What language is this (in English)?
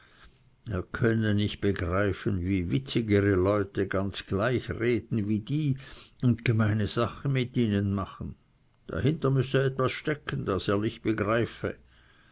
German